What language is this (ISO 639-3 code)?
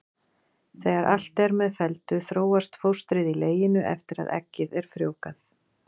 isl